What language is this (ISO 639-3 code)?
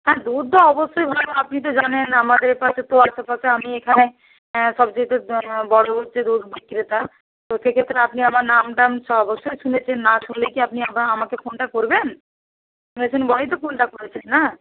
ben